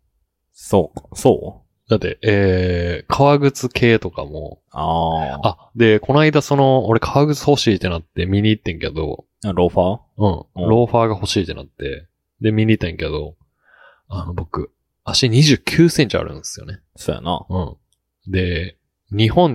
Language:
Japanese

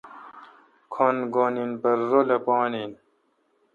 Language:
Kalkoti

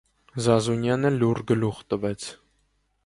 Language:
Armenian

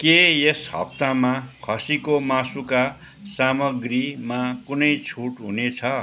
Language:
Nepali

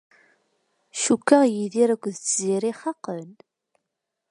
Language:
Kabyle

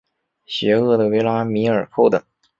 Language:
Chinese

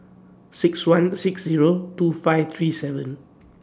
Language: English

